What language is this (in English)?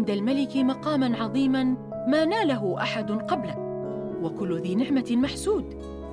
Arabic